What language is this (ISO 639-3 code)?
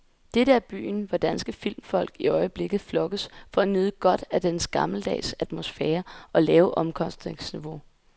dan